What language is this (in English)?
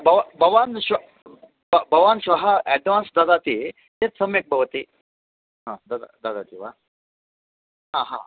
Sanskrit